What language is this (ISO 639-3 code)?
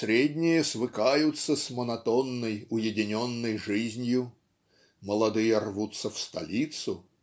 rus